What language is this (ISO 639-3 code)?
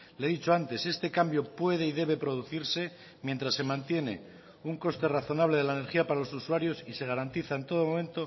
spa